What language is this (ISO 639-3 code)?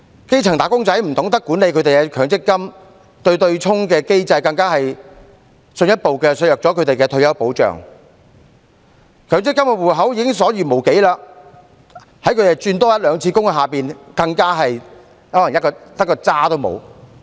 yue